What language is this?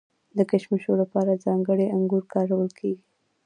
Pashto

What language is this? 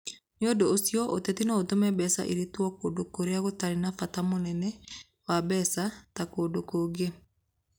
Kikuyu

